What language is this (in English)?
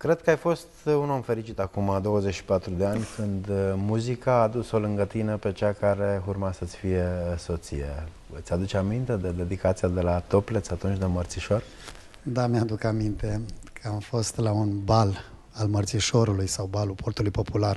Romanian